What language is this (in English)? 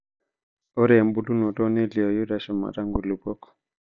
Masai